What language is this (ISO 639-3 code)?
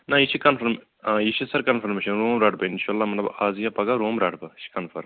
kas